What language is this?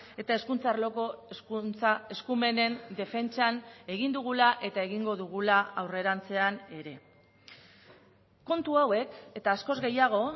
Basque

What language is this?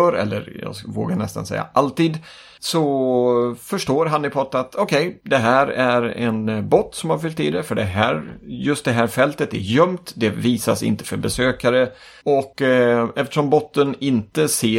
Swedish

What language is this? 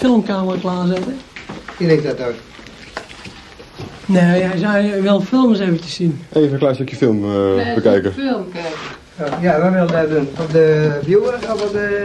Dutch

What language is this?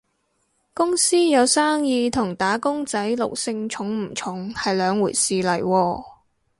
Cantonese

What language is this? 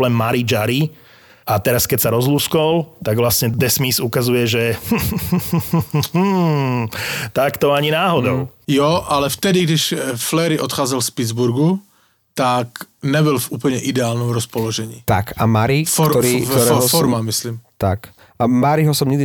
Slovak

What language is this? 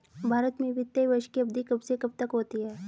Hindi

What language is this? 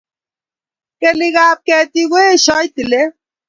Kalenjin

